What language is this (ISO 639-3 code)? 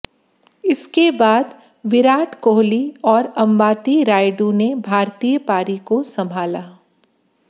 hin